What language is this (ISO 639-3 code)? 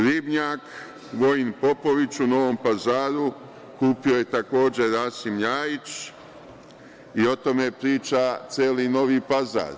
srp